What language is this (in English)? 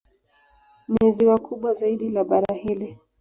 Swahili